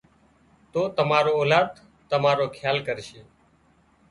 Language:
Wadiyara Koli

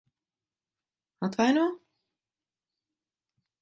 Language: Latvian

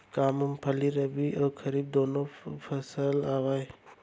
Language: Chhattisgarhi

